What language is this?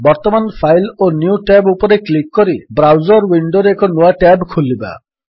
Odia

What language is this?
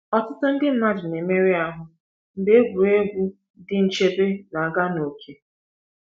Igbo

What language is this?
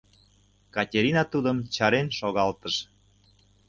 Mari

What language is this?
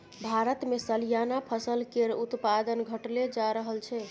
Maithili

